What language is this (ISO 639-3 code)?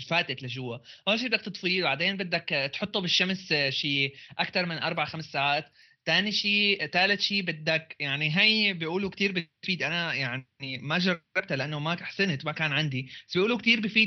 ara